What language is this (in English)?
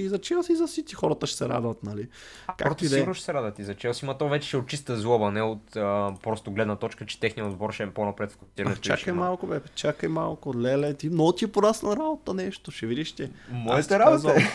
Bulgarian